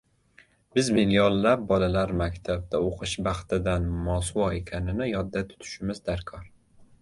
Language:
Uzbek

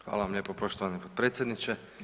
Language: Croatian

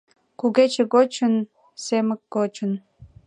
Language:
Mari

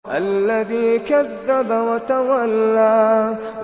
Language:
Arabic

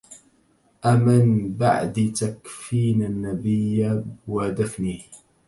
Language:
Arabic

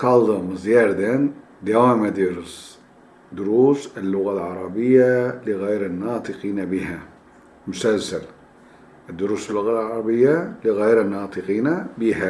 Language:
Turkish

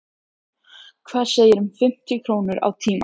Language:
Icelandic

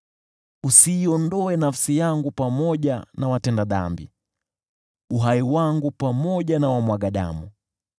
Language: Swahili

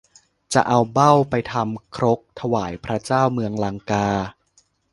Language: Thai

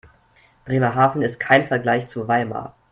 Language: German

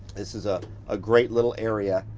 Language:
English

